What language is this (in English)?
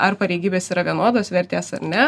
Lithuanian